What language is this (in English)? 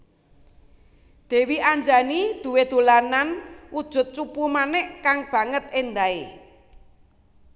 Javanese